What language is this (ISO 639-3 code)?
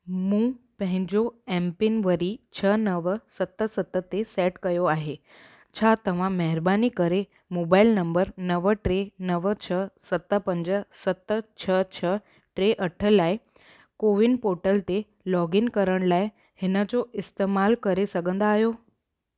snd